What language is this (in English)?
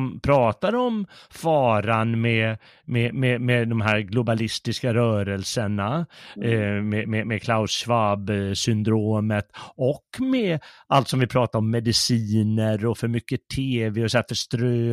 Swedish